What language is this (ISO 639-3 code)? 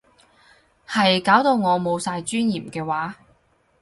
yue